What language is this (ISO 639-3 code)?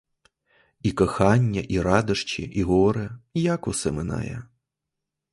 ukr